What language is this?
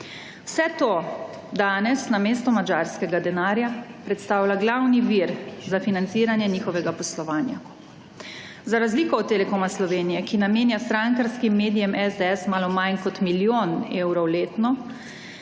Slovenian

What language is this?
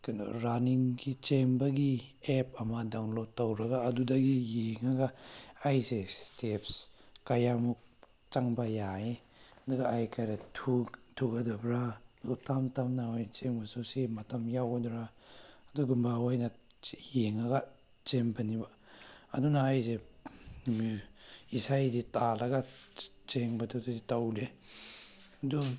Manipuri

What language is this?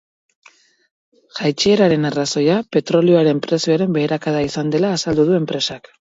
Basque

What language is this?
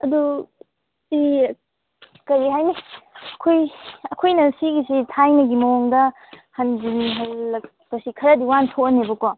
Manipuri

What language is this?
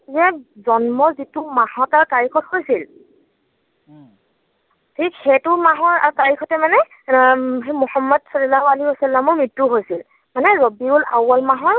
Assamese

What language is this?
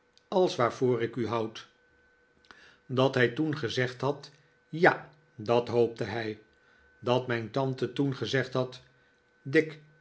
Dutch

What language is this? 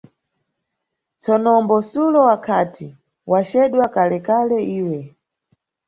Nyungwe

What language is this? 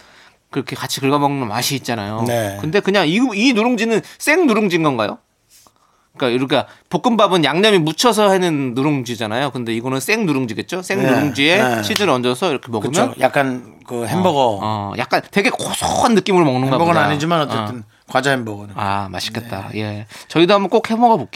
Korean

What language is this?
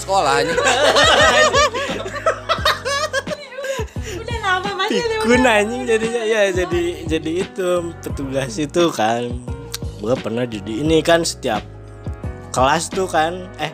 Indonesian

